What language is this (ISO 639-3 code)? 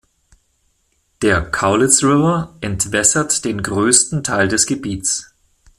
deu